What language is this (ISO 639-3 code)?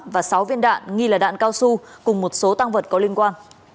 vie